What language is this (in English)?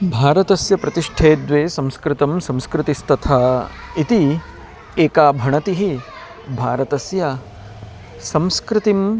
Sanskrit